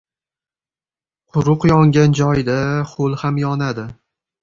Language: Uzbek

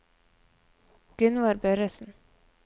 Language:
Norwegian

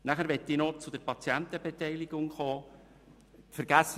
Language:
Swiss German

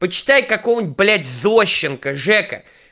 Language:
Russian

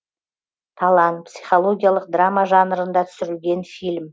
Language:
Kazakh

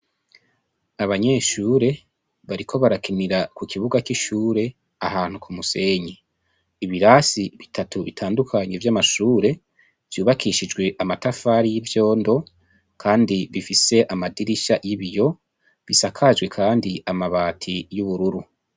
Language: Rundi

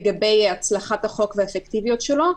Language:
Hebrew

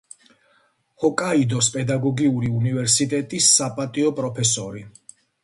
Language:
Georgian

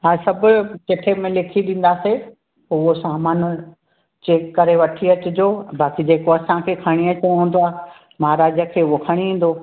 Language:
Sindhi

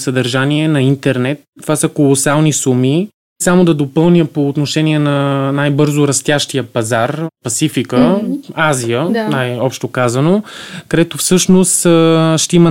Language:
Bulgarian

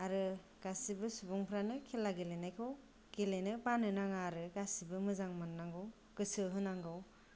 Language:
Bodo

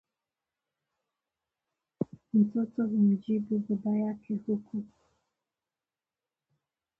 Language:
Swahili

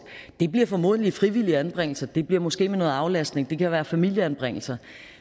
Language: Danish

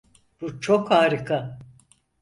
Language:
Turkish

